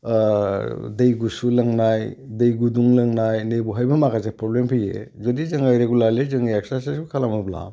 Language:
Bodo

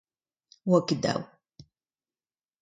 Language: Breton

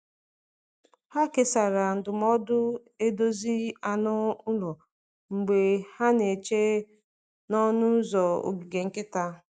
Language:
Igbo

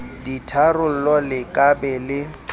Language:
Southern Sotho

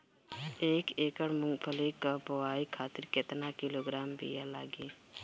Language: Bhojpuri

